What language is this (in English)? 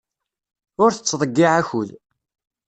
Kabyle